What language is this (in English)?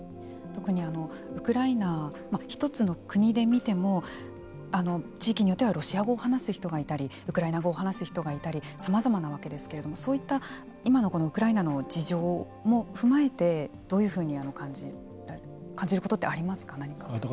Japanese